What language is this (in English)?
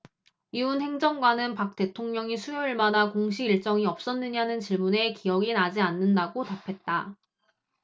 Korean